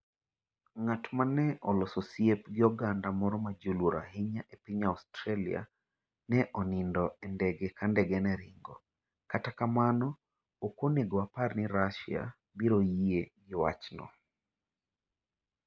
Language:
Luo (Kenya and Tanzania)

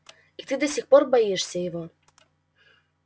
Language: Russian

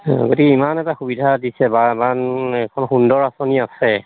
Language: Assamese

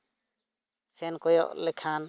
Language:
Santali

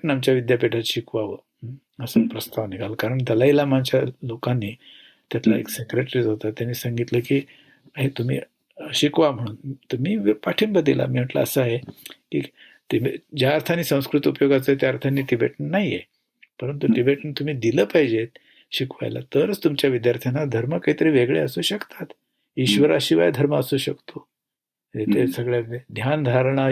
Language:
Marathi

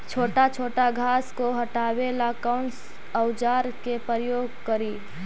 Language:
Magahi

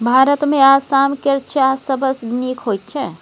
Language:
Maithili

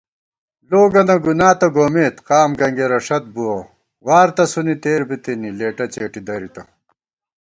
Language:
Gawar-Bati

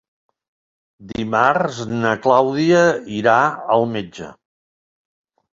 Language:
Catalan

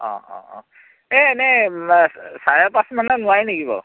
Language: Assamese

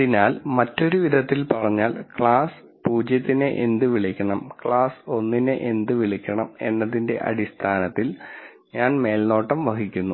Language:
Malayalam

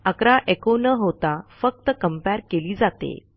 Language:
Marathi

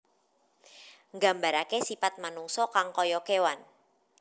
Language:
Javanese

